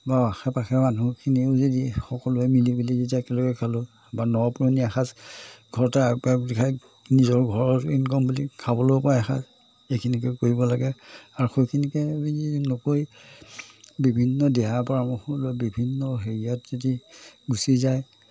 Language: Assamese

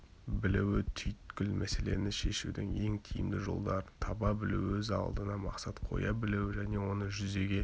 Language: Kazakh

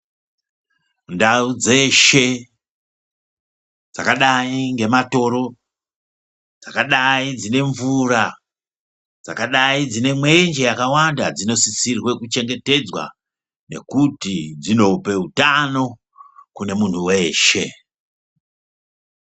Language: Ndau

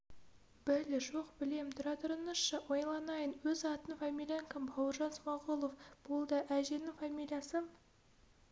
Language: Kazakh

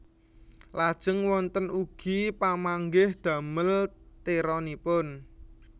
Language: Javanese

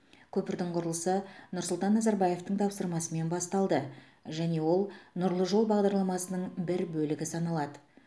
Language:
Kazakh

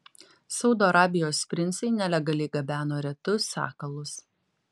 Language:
Lithuanian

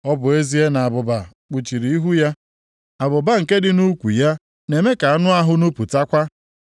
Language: Igbo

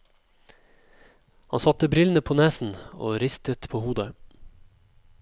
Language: Norwegian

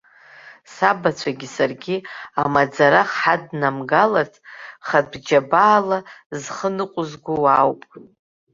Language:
Abkhazian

